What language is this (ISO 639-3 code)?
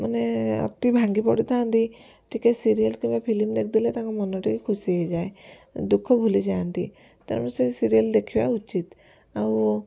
ori